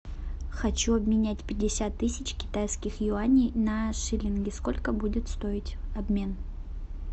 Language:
Russian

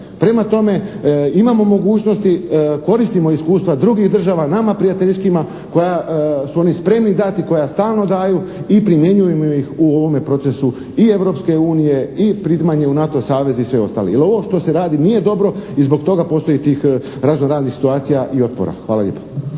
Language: Croatian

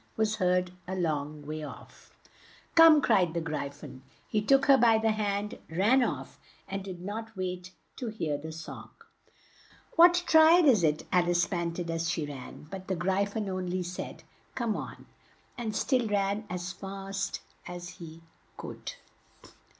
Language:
English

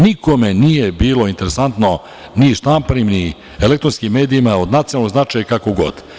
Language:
Serbian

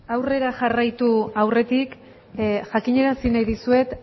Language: Basque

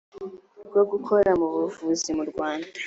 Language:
Kinyarwanda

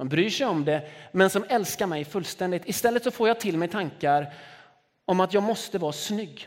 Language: Swedish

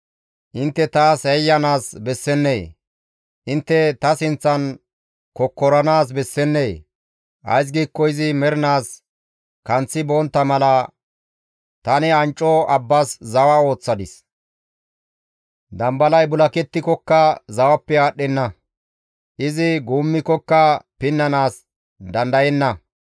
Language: Gamo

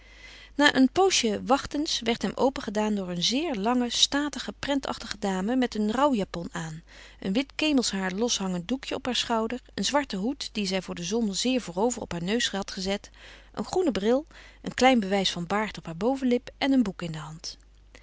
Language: Dutch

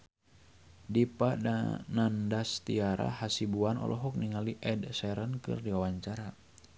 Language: Sundanese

